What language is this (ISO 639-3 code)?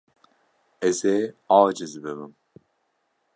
kur